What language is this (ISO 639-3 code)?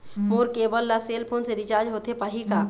hne